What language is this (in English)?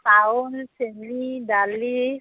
Assamese